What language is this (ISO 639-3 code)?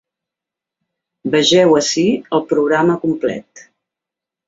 cat